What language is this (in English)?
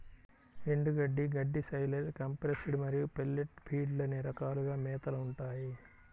Telugu